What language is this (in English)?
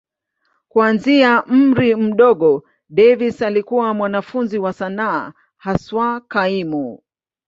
Swahili